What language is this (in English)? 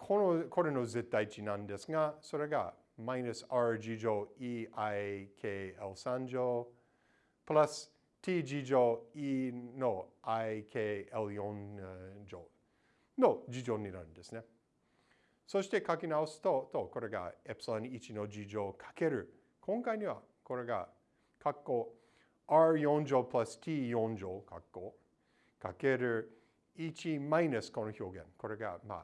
Japanese